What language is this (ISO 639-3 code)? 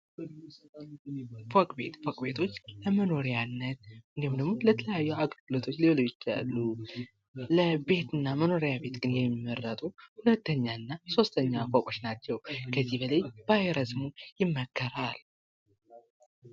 amh